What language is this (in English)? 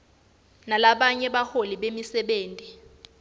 Swati